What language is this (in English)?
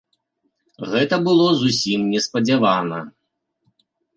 Belarusian